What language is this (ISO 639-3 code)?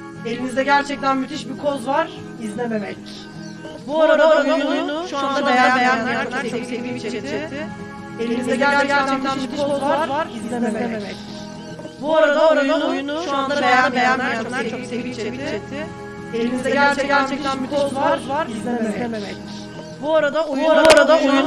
tur